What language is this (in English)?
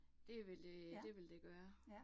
Danish